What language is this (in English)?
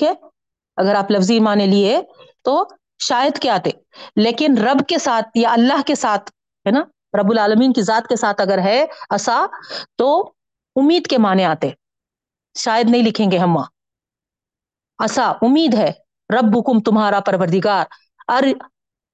Urdu